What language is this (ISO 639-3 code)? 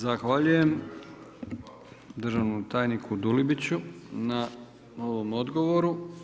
hrv